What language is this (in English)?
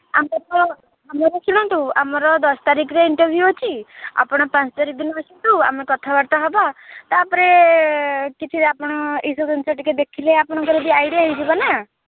Odia